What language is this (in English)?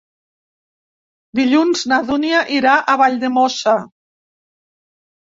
Catalan